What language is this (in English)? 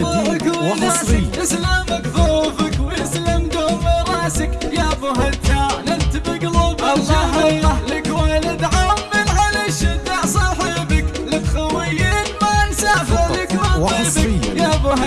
Arabic